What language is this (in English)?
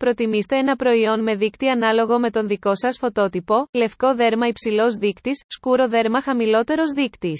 Greek